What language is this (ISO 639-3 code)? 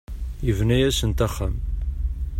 kab